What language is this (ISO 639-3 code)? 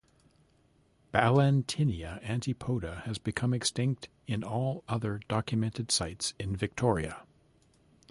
eng